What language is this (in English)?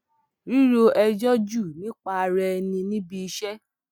Yoruba